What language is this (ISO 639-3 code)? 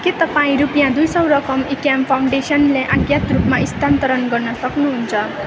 nep